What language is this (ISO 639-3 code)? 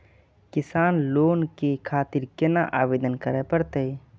mai